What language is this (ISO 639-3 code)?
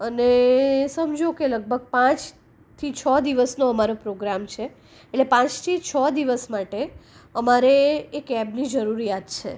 guj